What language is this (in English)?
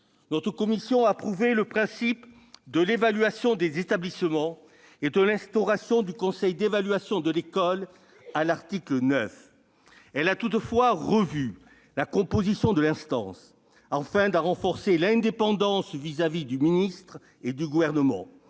French